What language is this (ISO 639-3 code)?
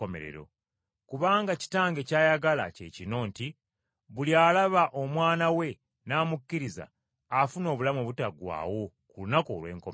lug